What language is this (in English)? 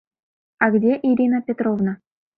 Mari